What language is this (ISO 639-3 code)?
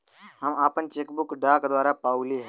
bho